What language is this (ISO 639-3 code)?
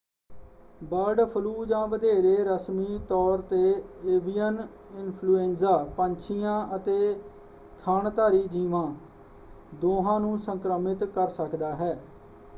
pan